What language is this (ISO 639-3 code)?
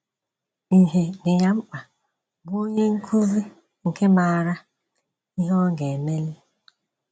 ibo